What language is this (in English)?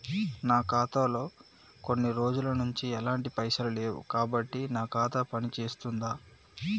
Telugu